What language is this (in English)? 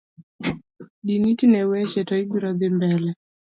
Luo (Kenya and Tanzania)